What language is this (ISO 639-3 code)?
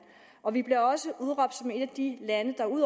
dan